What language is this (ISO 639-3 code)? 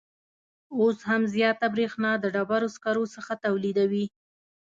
pus